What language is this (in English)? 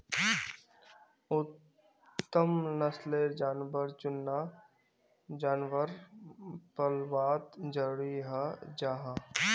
Magahi